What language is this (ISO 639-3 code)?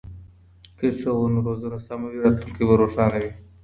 pus